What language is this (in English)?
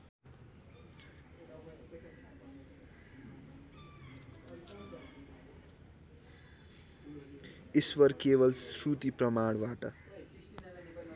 Nepali